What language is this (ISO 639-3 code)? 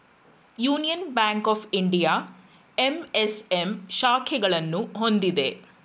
kan